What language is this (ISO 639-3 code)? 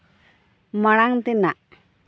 sat